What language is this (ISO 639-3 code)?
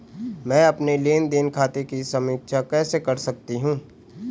hin